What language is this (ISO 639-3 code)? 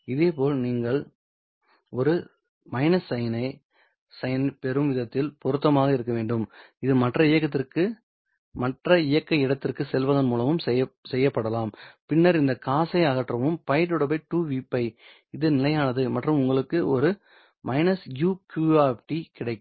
tam